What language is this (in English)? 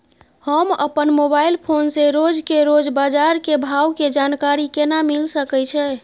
Maithili